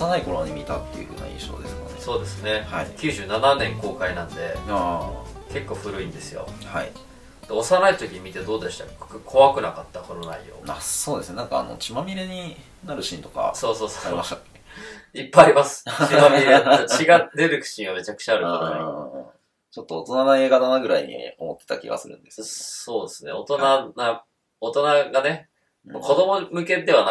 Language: Japanese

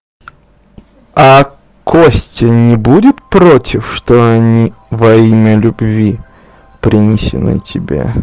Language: Russian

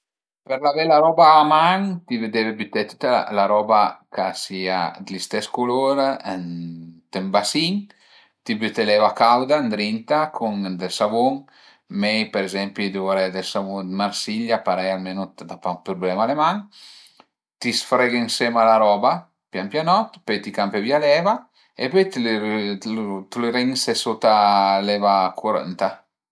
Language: Piedmontese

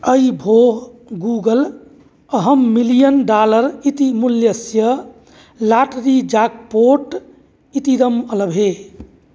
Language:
Sanskrit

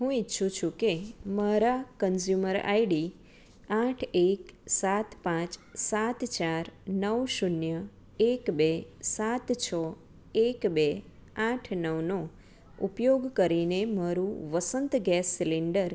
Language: Gujarati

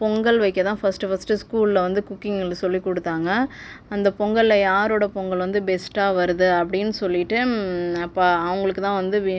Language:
Tamil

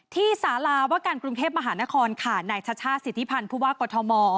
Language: Thai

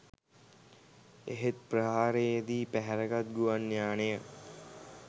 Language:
Sinhala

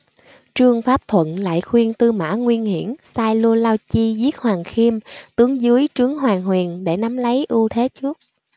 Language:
Vietnamese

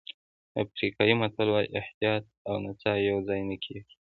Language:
Pashto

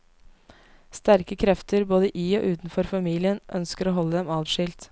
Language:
Norwegian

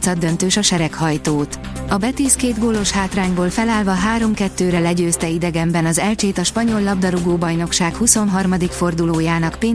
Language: Hungarian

